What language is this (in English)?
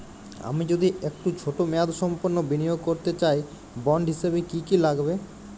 Bangla